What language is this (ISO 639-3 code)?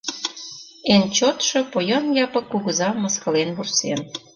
chm